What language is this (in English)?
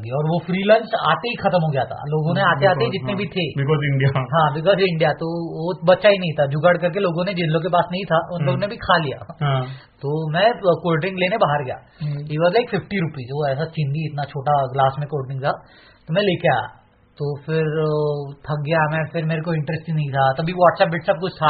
Hindi